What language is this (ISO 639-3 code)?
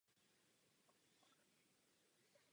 ces